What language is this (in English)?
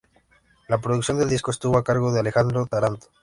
Spanish